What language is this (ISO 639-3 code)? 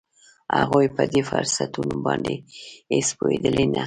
pus